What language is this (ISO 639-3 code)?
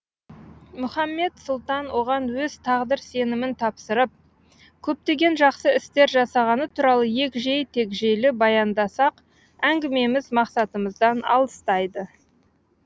kaz